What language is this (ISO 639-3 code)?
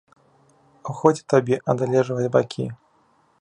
bel